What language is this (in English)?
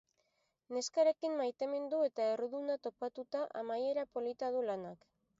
Basque